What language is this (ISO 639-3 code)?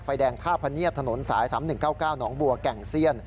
tha